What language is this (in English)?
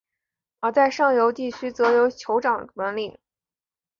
Chinese